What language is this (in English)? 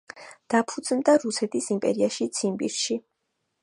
Georgian